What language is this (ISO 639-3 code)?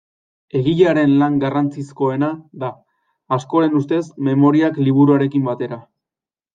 eus